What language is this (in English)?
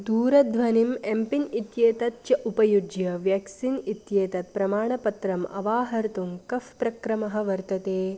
Sanskrit